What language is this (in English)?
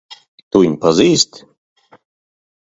Latvian